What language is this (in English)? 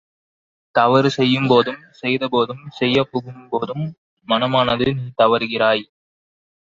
Tamil